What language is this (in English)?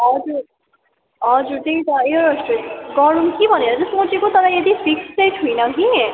Nepali